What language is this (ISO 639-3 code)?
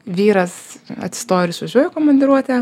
lit